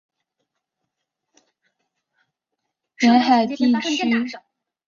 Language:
Chinese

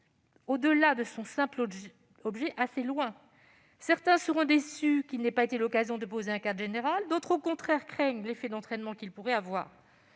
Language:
French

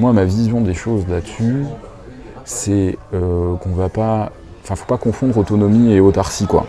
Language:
French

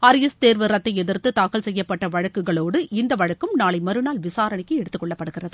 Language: Tamil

